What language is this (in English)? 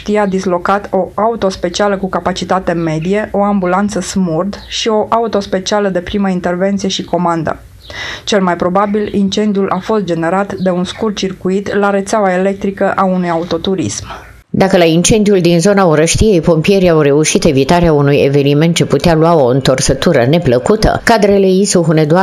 Romanian